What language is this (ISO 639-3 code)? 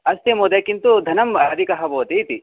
san